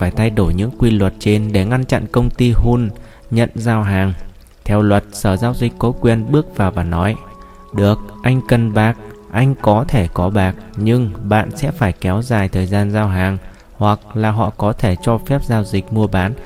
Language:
Vietnamese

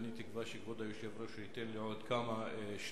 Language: Hebrew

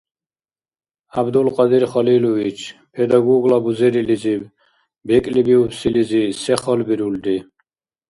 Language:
Dargwa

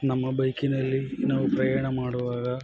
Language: Kannada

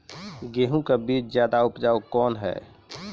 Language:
Maithili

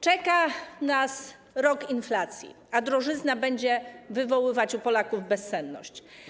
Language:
Polish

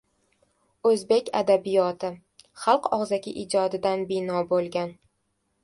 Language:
Uzbek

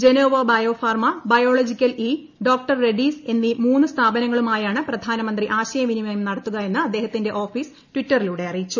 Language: Malayalam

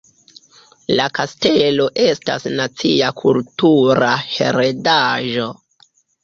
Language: Esperanto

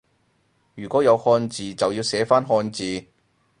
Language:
Cantonese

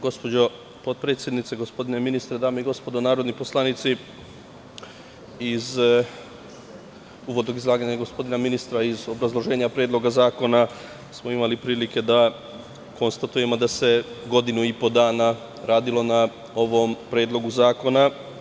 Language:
Serbian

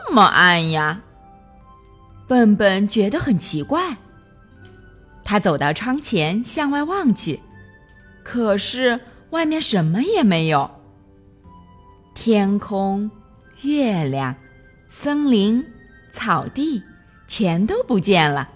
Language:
Chinese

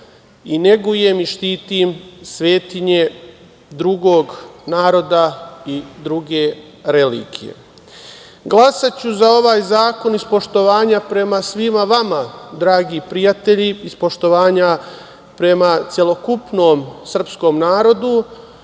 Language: Serbian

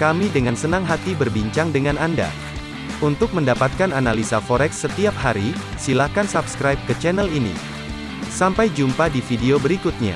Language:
Indonesian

